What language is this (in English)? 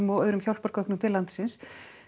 Icelandic